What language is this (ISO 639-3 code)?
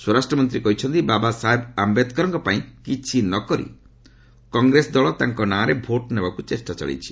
ori